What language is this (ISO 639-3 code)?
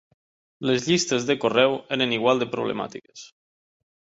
cat